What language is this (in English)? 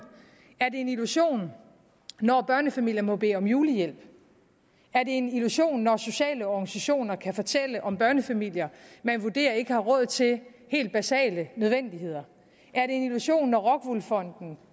Danish